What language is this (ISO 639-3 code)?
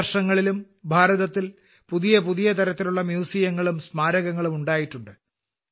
mal